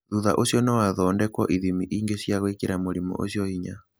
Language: Kikuyu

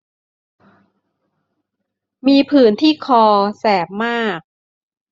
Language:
Thai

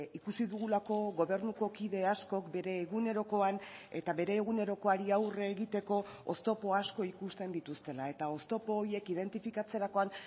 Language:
Basque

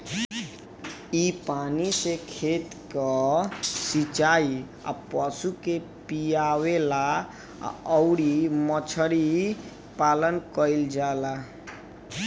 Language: Bhojpuri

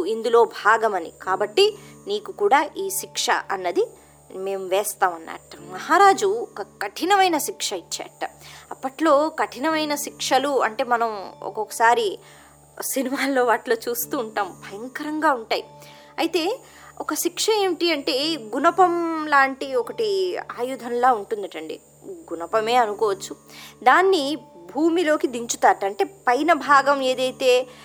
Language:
Telugu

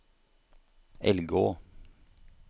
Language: Norwegian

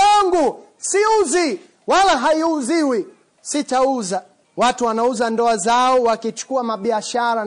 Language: Swahili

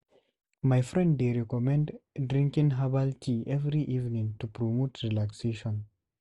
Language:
Nigerian Pidgin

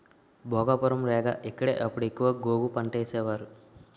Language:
Telugu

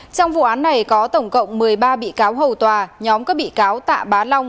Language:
Vietnamese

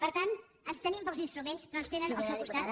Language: Catalan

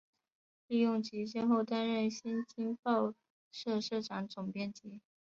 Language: Chinese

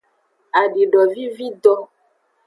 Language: Aja (Benin)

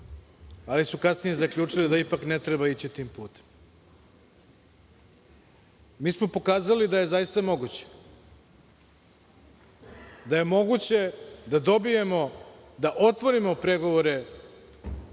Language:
Serbian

